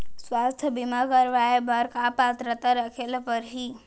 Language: Chhattisgarhi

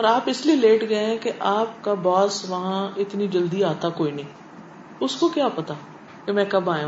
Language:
Urdu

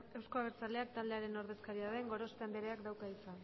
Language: Basque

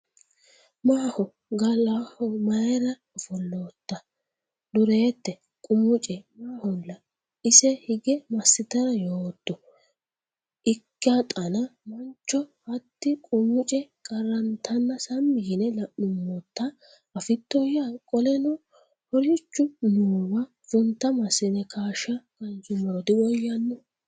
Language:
Sidamo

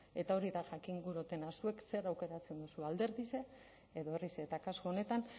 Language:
Basque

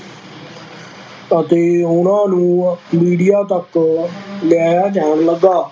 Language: Punjabi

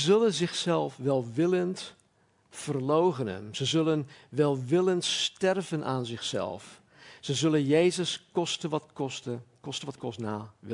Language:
Dutch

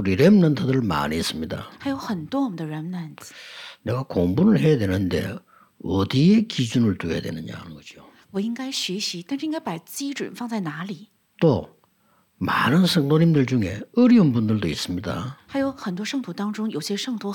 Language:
Korean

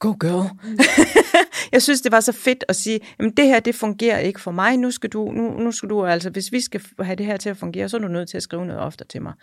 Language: Danish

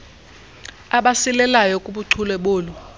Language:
Xhosa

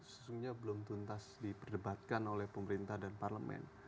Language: Indonesian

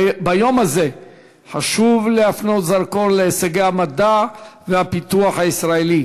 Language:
Hebrew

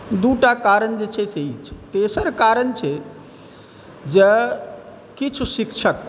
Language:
Maithili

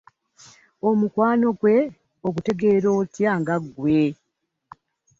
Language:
Ganda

